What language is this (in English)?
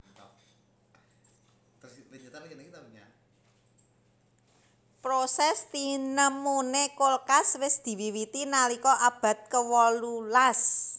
Javanese